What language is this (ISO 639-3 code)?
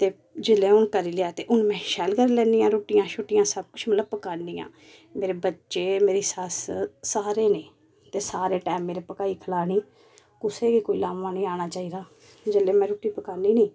doi